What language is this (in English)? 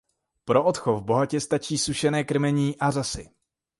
Czech